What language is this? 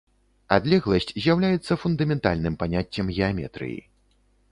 Belarusian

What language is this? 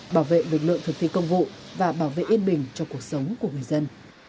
Vietnamese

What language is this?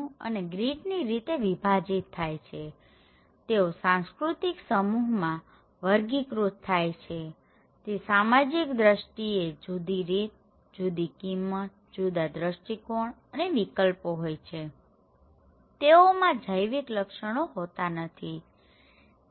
Gujarati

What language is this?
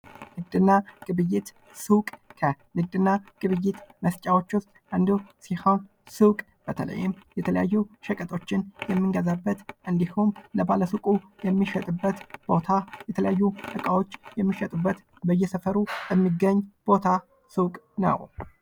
Amharic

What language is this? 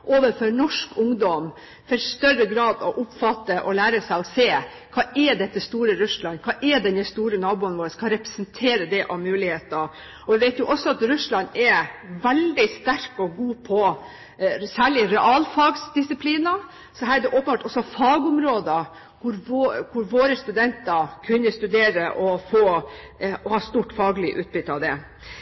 Norwegian Bokmål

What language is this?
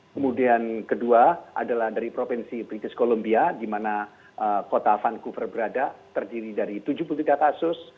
Indonesian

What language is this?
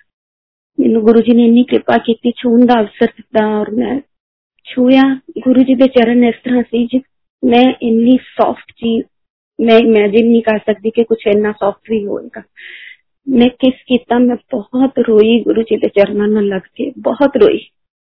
Hindi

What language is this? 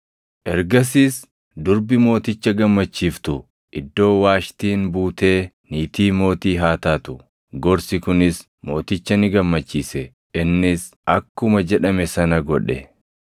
Oromo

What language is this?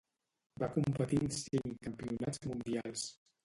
Catalan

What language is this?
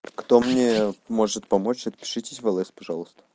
Russian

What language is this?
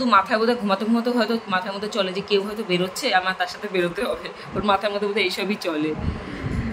Bangla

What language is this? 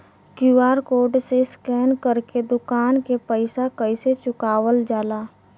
Bhojpuri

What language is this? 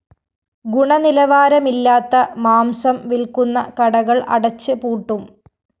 Malayalam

